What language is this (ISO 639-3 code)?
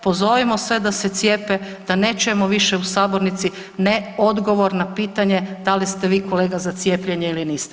hrv